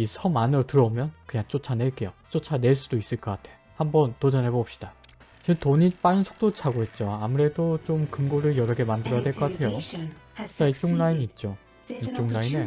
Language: Korean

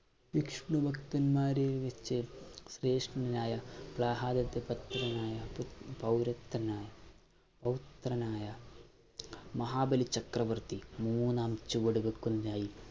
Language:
Malayalam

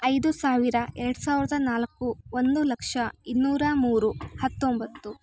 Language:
Kannada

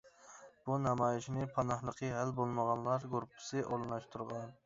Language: Uyghur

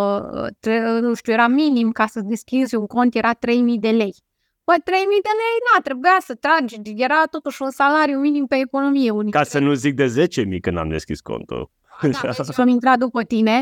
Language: Romanian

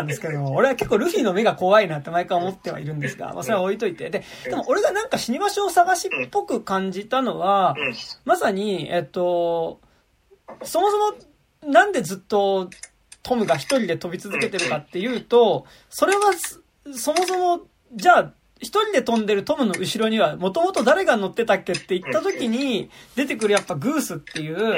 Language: Japanese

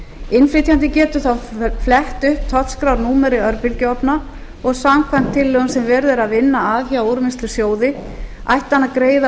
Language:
Icelandic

